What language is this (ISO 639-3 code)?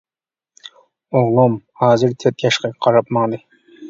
uig